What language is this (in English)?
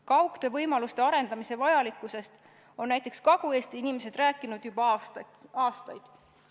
Estonian